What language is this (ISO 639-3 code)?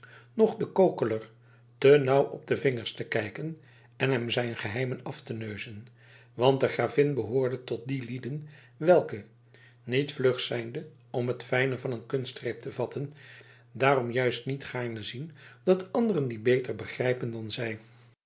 nld